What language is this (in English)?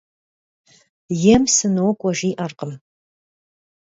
Kabardian